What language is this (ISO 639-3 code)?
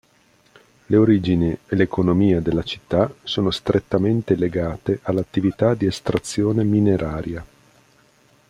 ita